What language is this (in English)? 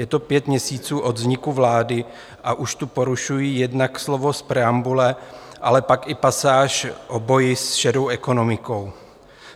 Czech